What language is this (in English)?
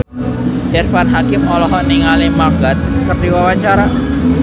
Sundanese